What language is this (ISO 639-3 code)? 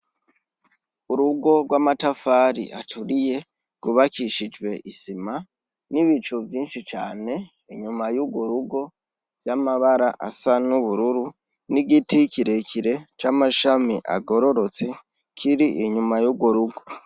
run